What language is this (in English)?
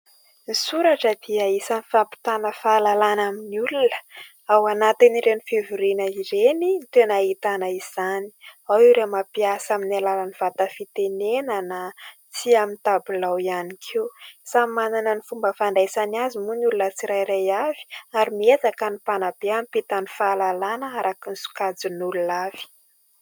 Malagasy